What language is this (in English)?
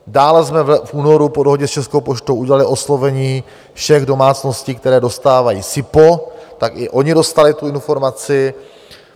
Czech